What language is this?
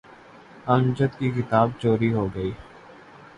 Urdu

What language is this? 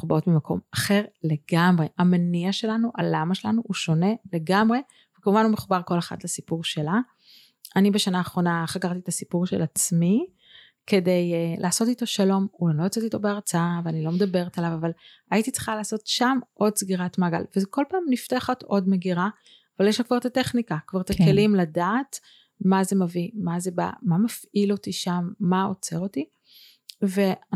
Hebrew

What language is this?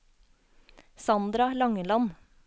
Norwegian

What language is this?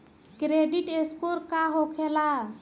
Bhojpuri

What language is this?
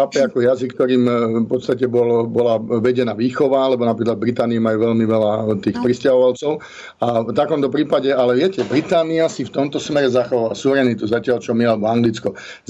Slovak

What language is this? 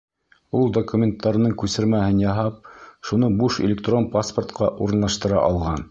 Bashkir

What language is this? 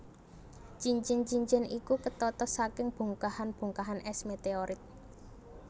Javanese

